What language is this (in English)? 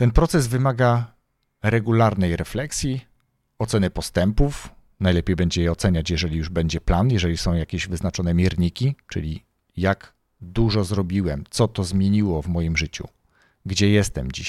Polish